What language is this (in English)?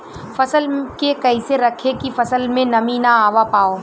Bhojpuri